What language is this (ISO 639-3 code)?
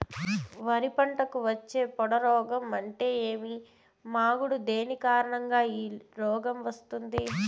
tel